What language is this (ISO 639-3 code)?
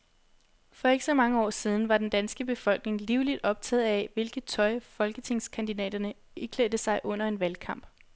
dan